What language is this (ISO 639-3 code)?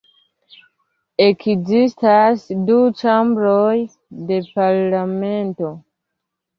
epo